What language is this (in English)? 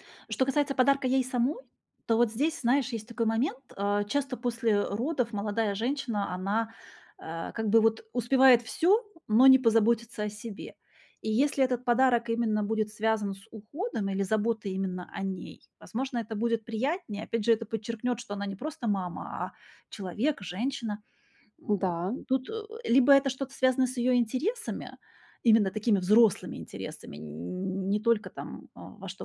Russian